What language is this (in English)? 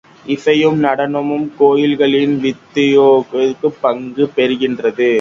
Tamil